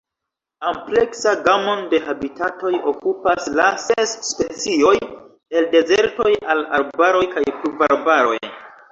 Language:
Esperanto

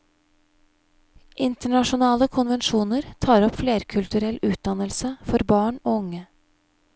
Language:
Norwegian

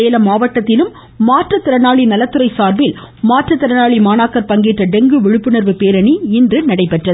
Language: Tamil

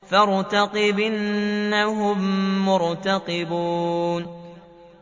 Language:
Arabic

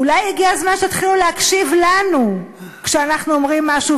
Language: Hebrew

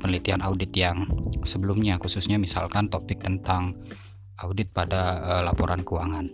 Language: Indonesian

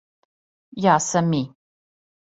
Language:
Serbian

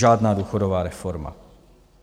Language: Czech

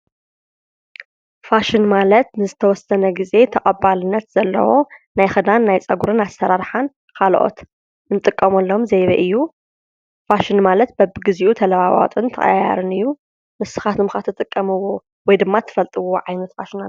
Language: Tigrinya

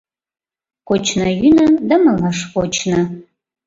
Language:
Mari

